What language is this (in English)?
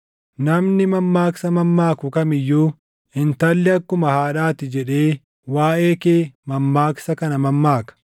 Oromo